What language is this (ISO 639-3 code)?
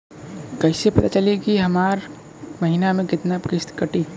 bho